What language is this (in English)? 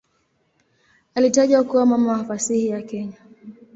Swahili